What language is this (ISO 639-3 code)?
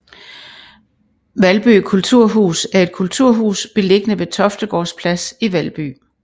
dan